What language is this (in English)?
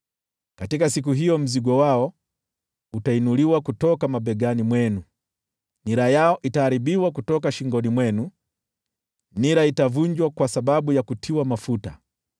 Swahili